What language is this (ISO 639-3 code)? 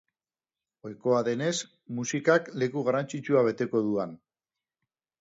eus